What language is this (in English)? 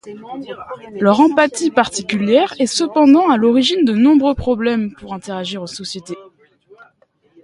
French